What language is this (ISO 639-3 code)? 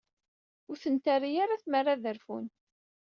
kab